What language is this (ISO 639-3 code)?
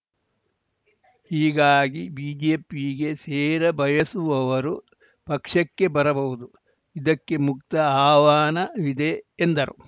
kan